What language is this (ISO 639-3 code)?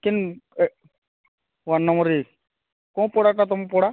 ori